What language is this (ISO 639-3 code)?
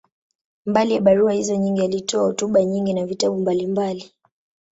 swa